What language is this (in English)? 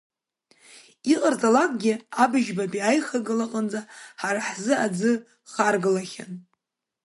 Abkhazian